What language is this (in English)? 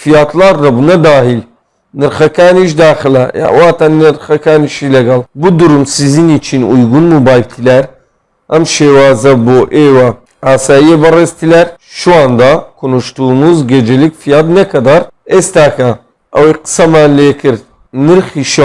Turkish